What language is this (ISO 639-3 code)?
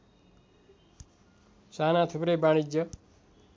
nep